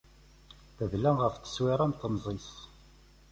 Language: Kabyle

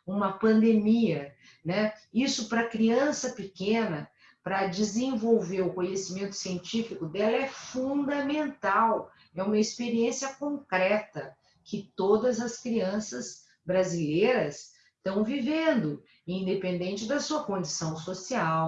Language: Portuguese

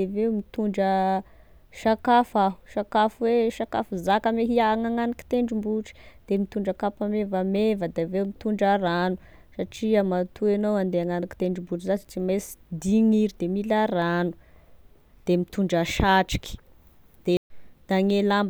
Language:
Tesaka Malagasy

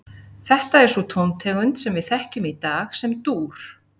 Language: Icelandic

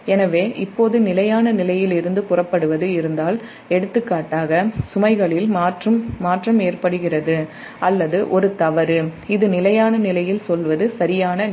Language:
Tamil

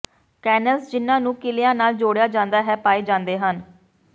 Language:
Punjabi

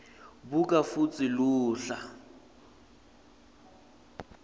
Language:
Swati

